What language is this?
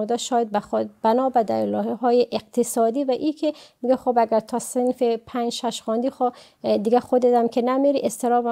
Persian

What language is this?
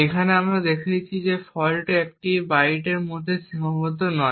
Bangla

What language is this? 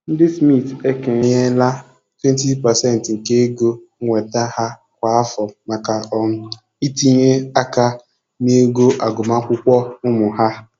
Igbo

